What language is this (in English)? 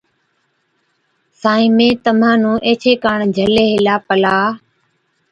Od